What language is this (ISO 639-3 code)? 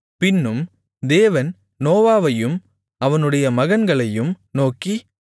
tam